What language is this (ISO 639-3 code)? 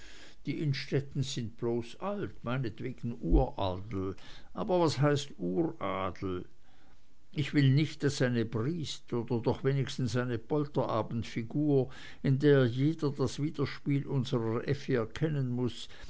deu